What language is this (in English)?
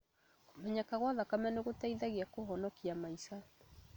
Kikuyu